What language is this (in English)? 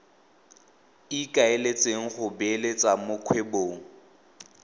Tswana